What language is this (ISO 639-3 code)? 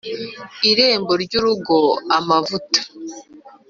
kin